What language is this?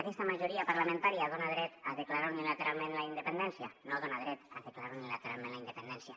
Catalan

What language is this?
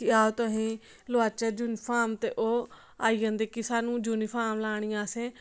Dogri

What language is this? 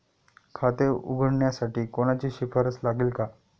Marathi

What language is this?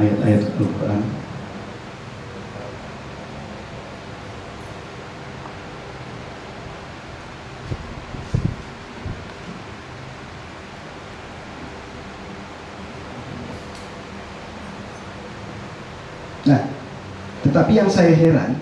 Indonesian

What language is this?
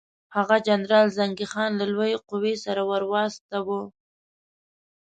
Pashto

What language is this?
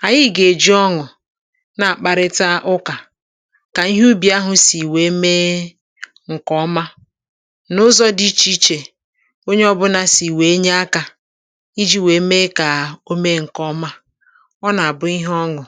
Igbo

